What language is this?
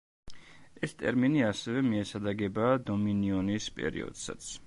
Georgian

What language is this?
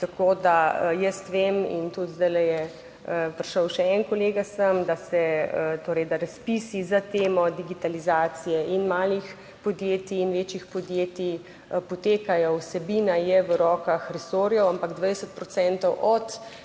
Slovenian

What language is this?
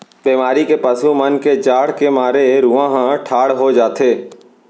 Chhattisgarhi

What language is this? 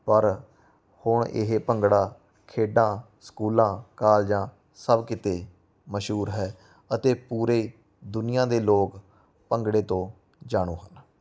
Punjabi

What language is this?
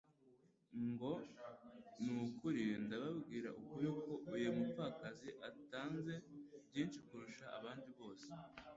Kinyarwanda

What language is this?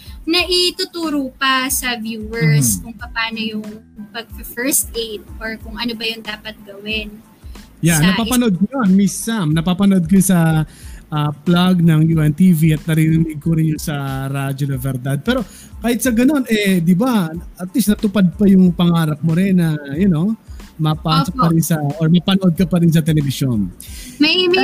Filipino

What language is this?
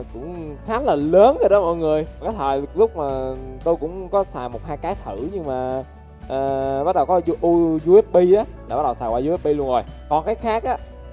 Vietnamese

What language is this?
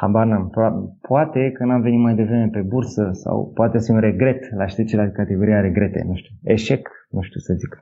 Romanian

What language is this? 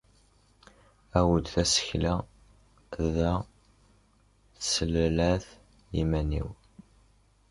Kabyle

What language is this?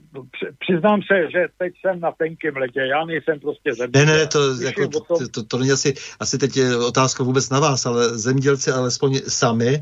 Czech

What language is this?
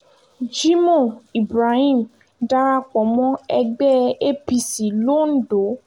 Yoruba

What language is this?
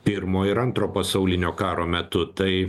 Lithuanian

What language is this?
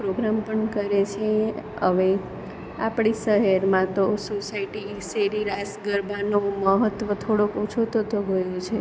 Gujarati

